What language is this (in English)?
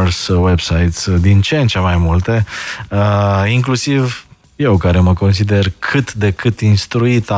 Romanian